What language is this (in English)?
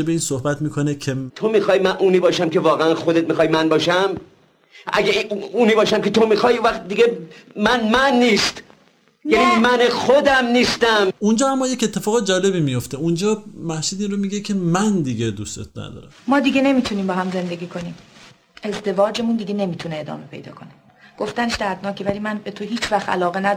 Persian